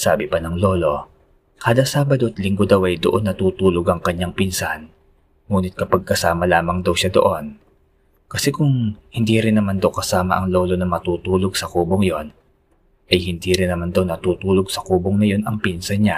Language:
Filipino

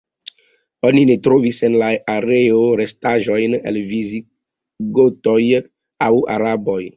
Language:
Esperanto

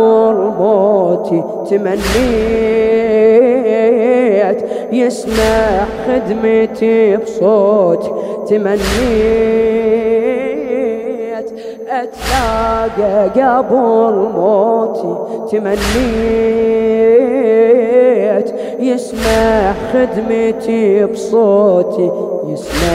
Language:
Arabic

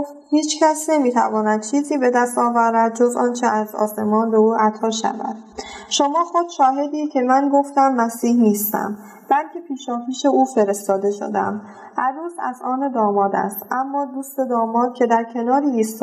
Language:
Persian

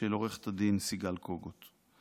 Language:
Hebrew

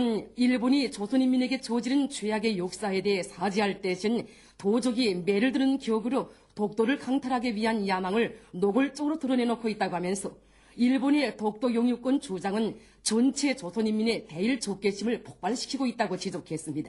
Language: Korean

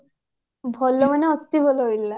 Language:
Odia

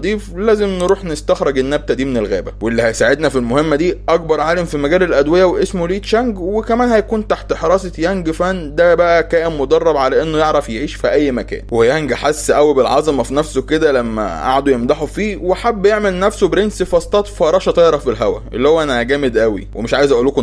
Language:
Arabic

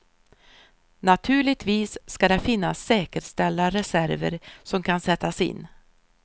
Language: Swedish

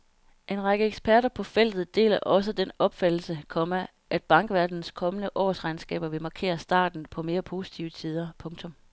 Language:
Danish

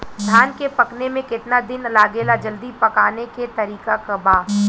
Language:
Bhojpuri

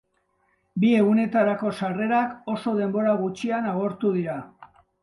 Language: Basque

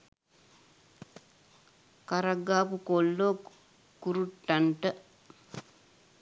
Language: Sinhala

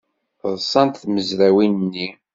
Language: Kabyle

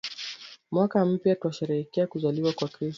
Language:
Swahili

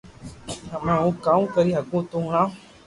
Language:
Loarki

